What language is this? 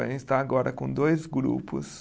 Portuguese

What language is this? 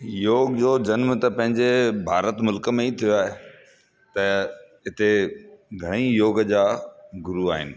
Sindhi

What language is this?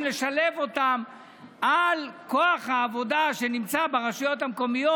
Hebrew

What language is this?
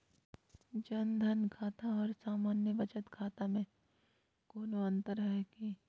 Magahi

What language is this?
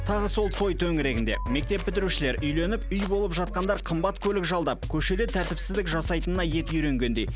Kazakh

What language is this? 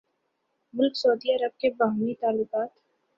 Urdu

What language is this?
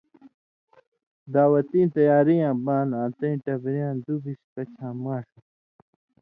Indus Kohistani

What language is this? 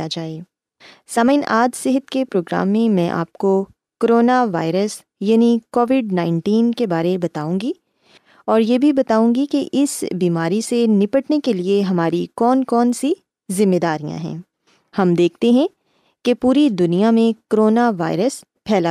Urdu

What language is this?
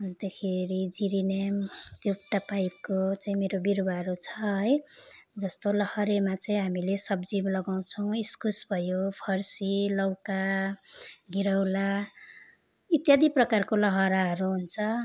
Nepali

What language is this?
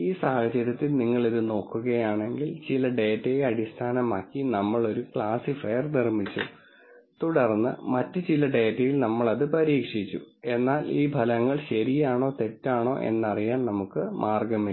Malayalam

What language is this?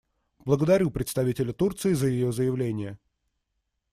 Russian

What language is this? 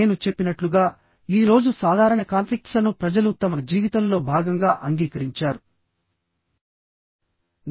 Telugu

